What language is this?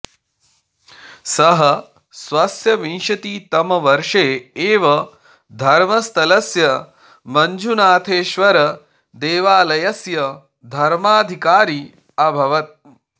Sanskrit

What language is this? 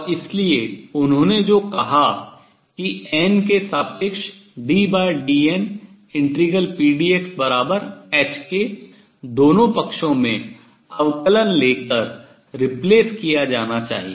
Hindi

